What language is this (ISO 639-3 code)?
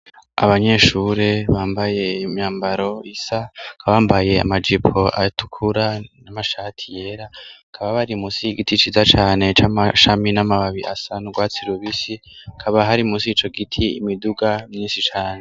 run